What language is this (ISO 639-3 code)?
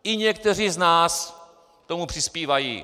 ces